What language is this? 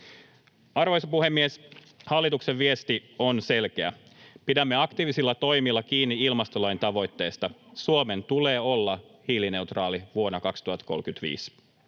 Finnish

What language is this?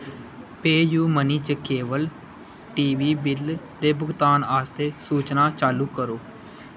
Dogri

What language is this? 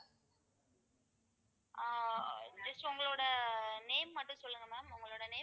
Tamil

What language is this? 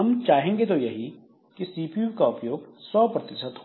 Hindi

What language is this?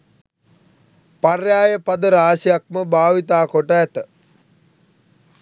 Sinhala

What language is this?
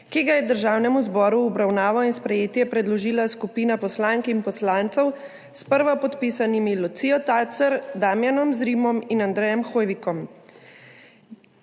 Slovenian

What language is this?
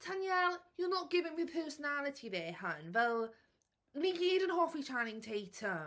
Welsh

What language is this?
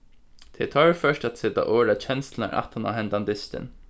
Faroese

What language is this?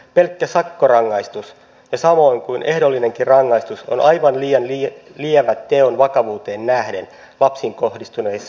Finnish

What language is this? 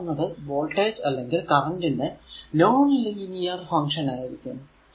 Malayalam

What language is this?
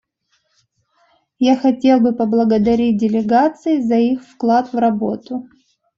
Russian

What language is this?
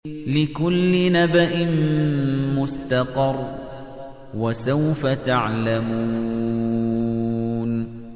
Arabic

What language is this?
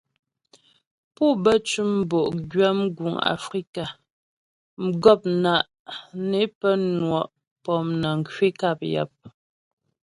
Ghomala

